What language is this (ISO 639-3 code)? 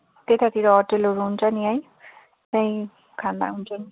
nep